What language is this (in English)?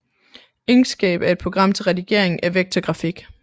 Danish